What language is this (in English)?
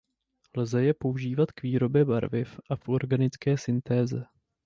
Czech